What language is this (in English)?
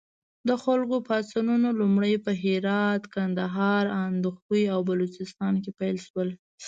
Pashto